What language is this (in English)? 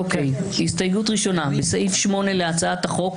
Hebrew